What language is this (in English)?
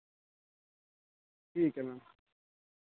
Dogri